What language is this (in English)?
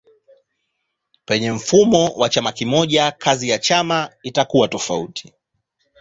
Swahili